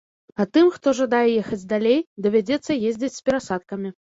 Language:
Belarusian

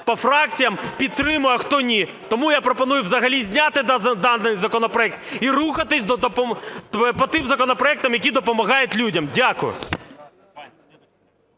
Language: Ukrainian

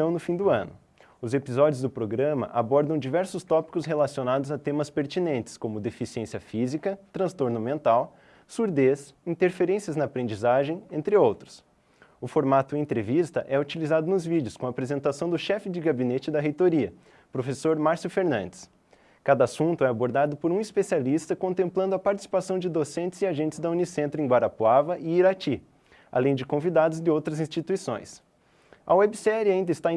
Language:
Portuguese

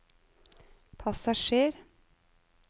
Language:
Norwegian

